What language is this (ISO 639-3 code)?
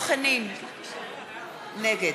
heb